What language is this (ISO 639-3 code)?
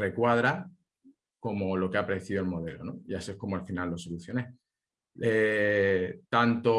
spa